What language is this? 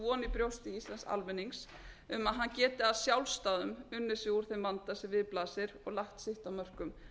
Icelandic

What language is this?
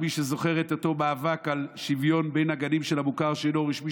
Hebrew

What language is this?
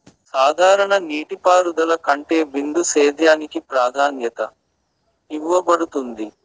Telugu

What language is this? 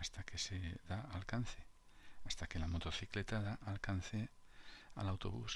Spanish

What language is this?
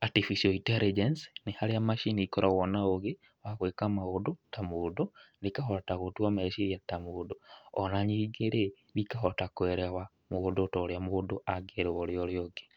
Kikuyu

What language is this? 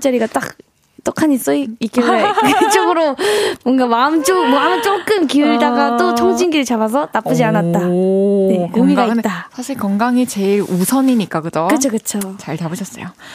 Korean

